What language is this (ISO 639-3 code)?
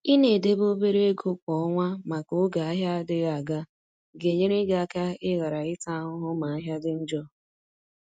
ibo